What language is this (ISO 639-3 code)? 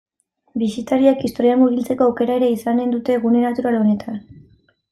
eus